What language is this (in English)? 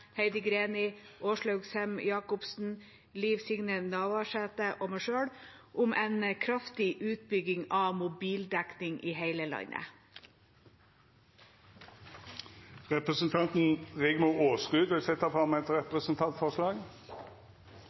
Norwegian